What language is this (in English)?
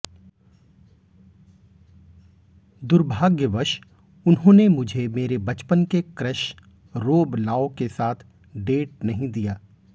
Hindi